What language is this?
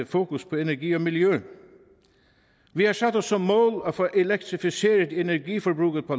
Danish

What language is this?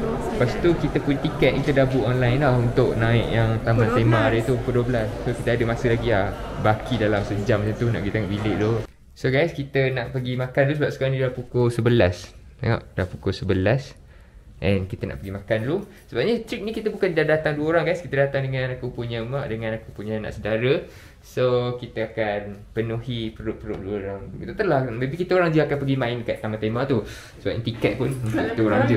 Malay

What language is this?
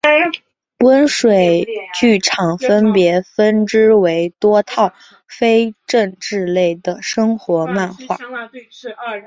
Chinese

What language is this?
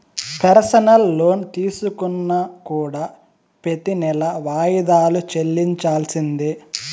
Telugu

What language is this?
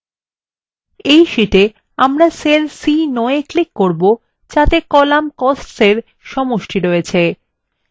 Bangla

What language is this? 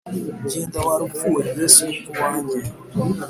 Kinyarwanda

